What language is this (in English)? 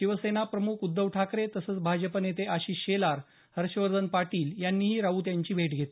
Marathi